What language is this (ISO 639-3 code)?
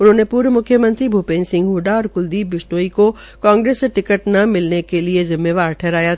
hin